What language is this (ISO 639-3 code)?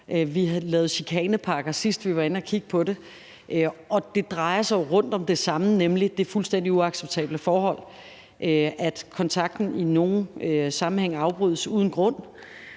dan